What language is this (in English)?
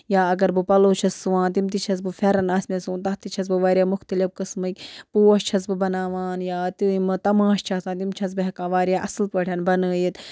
Kashmiri